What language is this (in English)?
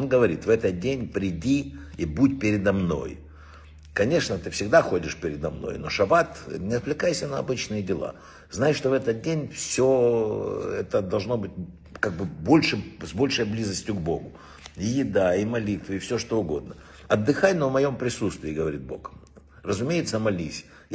Russian